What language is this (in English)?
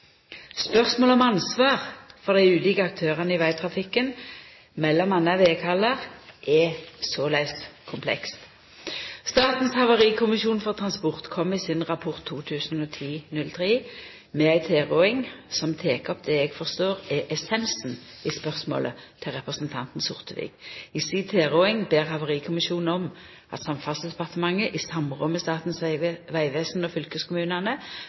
Norwegian Nynorsk